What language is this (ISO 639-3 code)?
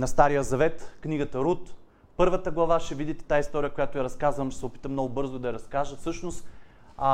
bul